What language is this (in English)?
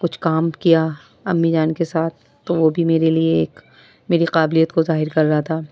Urdu